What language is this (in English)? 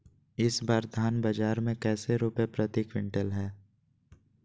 Magahi